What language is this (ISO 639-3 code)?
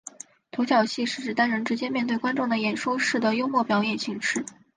zho